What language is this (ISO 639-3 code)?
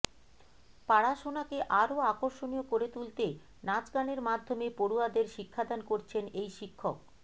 ben